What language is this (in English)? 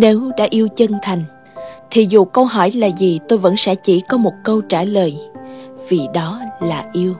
Vietnamese